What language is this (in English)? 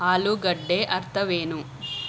Kannada